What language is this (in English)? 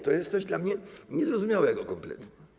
Polish